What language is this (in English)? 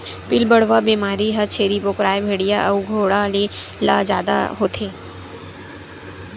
Chhattisgarhi